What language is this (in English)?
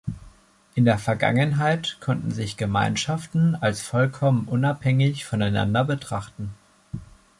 German